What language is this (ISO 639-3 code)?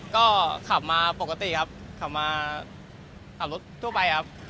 tha